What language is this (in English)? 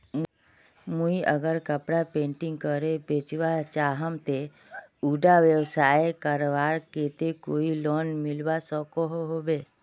Magahi